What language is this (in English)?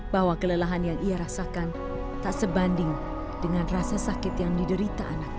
Indonesian